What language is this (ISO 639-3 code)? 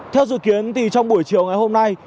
vie